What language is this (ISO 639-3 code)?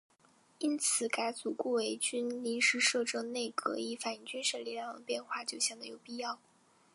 zho